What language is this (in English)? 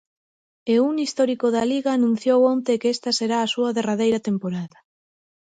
Galician